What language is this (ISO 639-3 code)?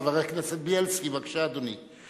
heb